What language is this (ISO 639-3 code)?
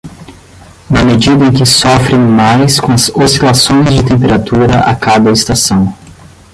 por